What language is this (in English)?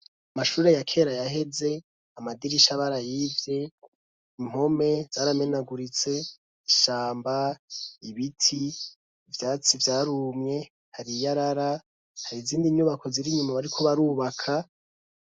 Rundi